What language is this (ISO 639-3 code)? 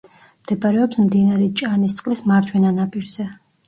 kat